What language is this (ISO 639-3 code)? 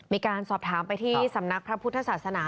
tha